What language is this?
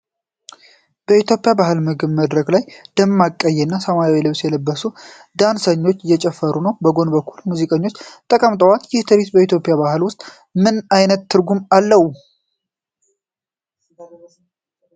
Amharic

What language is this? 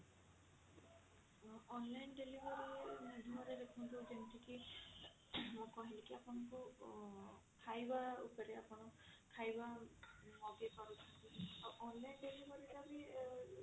Odia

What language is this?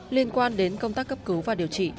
Vietnamese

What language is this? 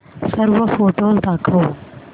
Marathi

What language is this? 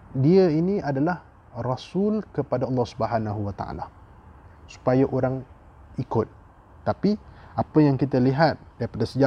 Malay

